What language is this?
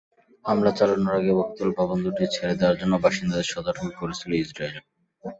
Bangla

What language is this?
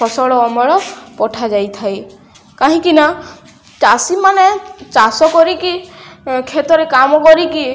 Odia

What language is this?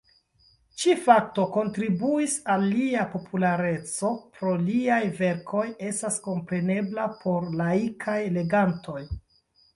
Esperanto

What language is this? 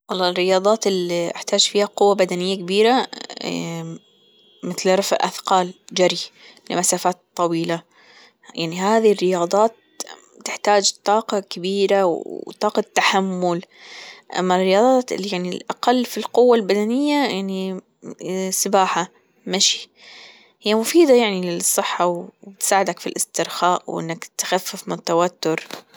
Gulf Arabic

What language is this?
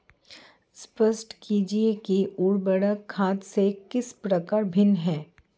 Hindi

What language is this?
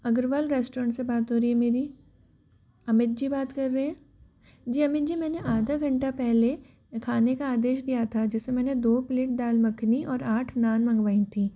Hindi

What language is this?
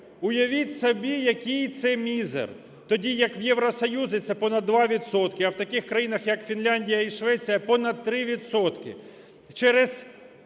Ukrainian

